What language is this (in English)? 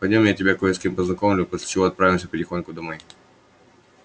Russian